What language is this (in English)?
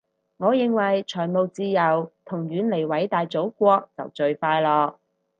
Cantonese